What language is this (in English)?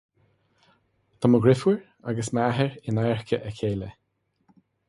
Irish